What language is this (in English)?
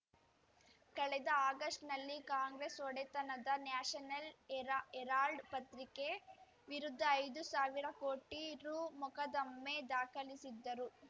Kannada